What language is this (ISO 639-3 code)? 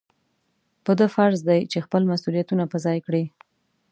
pus